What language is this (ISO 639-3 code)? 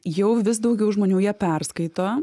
lit